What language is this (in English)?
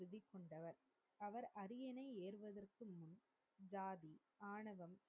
Tamil